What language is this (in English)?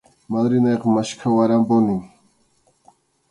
Arequipa-La Unión Quechua